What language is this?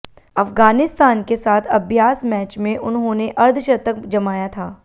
Hindi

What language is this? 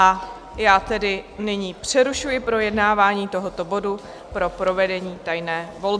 Czech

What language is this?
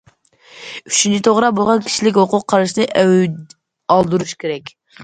Uyghur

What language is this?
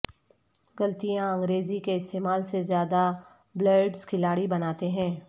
Urdu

